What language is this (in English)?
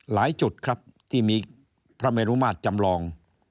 Thai